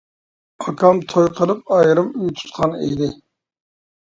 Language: Uyghur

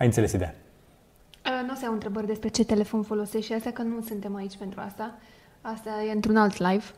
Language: Romanian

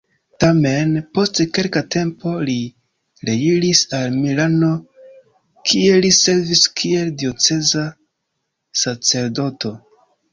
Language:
Esperanto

